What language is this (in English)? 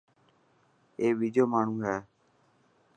Dhatki